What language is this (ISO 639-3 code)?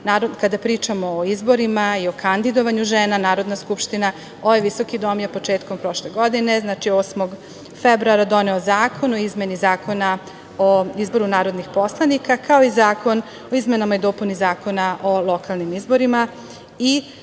srp